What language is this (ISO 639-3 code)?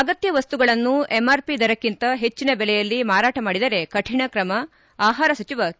kan